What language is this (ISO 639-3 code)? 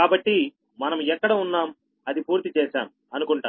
tel